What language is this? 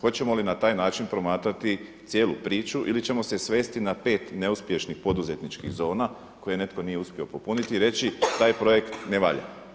Croatian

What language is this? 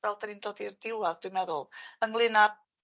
Welsh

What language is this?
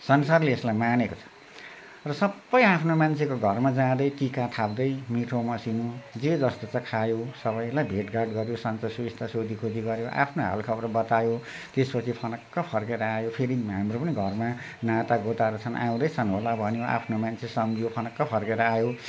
Nepali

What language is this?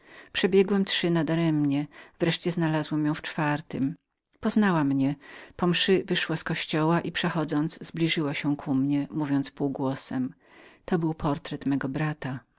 Polish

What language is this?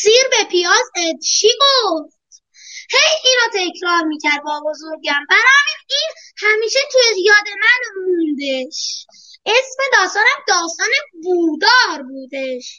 Persian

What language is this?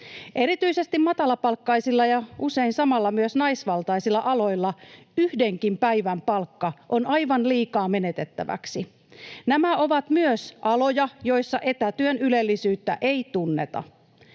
Finnish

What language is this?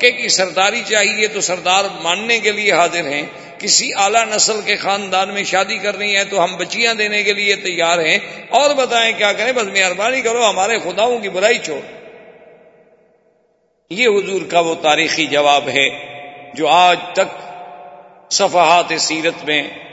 Urdu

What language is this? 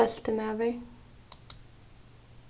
Faroese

